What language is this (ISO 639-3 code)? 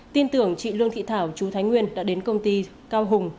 vie